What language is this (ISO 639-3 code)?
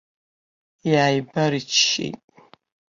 abk